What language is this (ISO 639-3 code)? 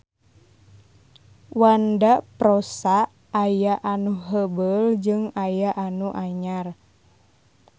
sun